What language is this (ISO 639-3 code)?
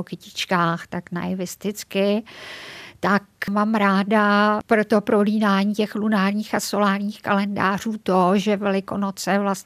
ces